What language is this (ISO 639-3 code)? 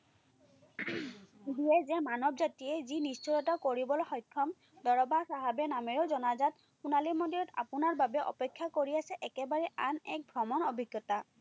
asm